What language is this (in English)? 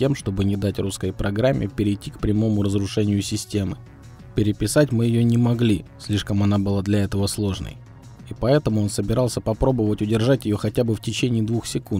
Russian